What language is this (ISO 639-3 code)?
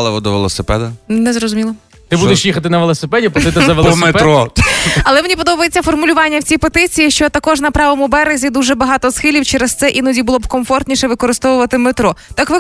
ukr